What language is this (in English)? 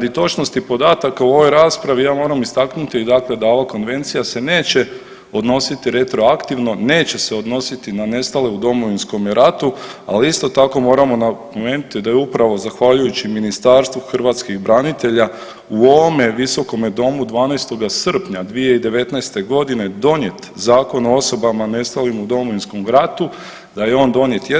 Croatian